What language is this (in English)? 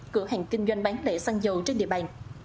Vietnamese